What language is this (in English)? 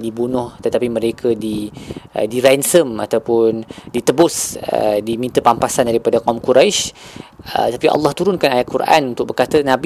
Malay